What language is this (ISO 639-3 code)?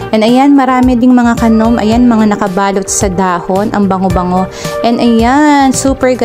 fil